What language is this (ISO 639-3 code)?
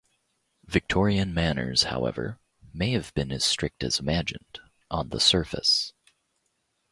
eng